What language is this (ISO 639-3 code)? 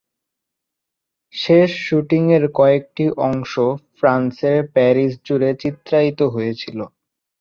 ben